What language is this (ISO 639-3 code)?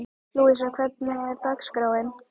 isl